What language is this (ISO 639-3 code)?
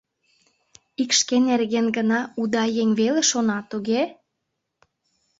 chm